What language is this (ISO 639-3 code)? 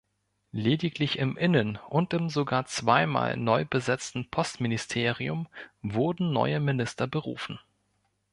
deu